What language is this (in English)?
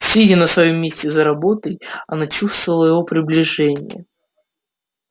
Russian